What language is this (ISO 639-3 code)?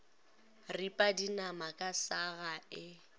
nso